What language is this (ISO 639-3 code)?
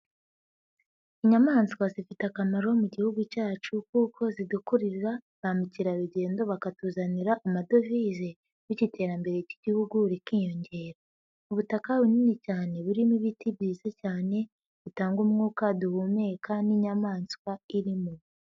kin